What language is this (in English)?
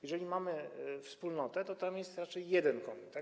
Polish